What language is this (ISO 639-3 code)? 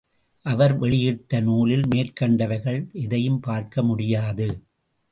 tam